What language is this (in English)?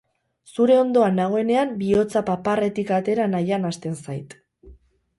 Basque